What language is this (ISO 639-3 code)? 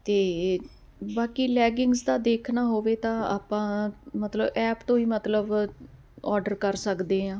pan